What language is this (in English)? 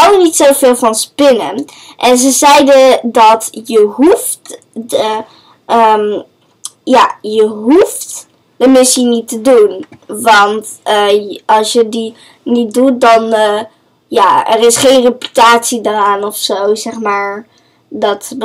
Dutch